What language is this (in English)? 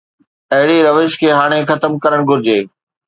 Sindhi